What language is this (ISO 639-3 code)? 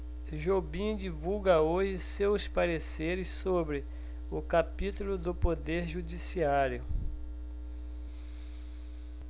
por